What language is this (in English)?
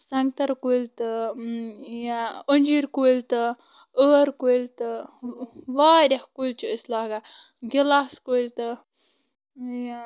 Kashmiri